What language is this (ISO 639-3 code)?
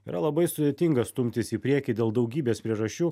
lit